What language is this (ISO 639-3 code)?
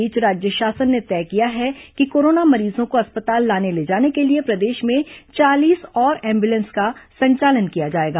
hin